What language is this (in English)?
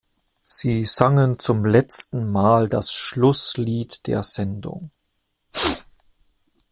German